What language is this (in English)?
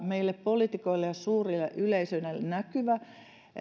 Finnish